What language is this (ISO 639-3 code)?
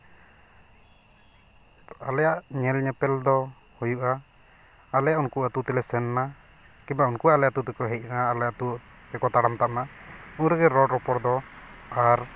sat